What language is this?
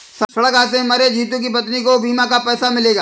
Hindi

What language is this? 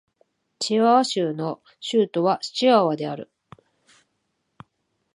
Japanese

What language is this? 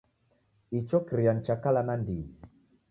Taita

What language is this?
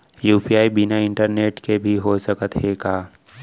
Chhattisgarhi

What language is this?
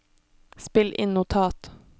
Norwegian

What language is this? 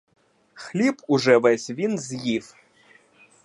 Ukrainian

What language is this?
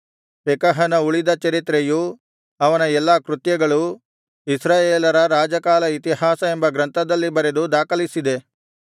Kannada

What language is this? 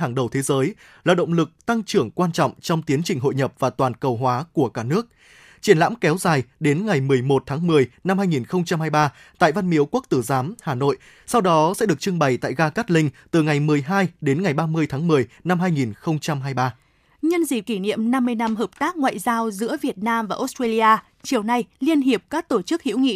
Vietnamese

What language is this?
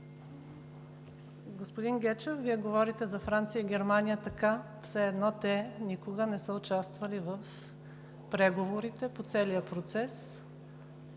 Bulgarian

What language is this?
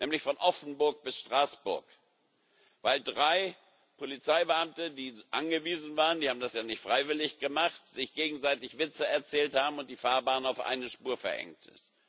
German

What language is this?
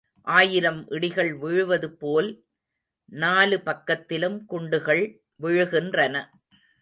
Tamil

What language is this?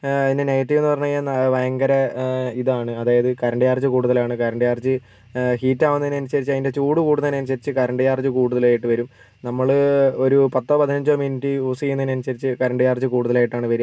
Malayalam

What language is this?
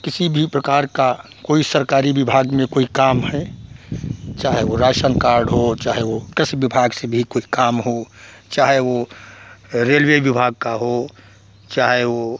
Hindi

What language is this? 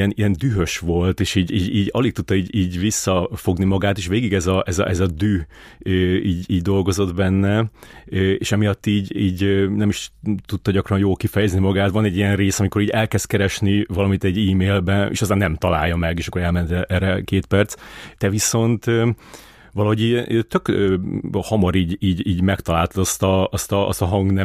Hungarian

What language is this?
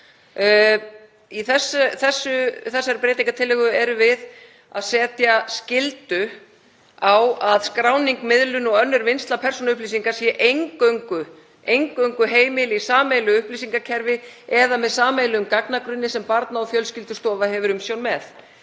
Icelandic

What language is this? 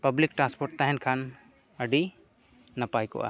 Santali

